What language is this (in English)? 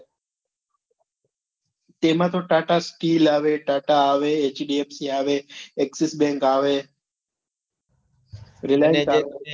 Gujarati